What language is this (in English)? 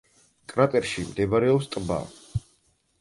Georgian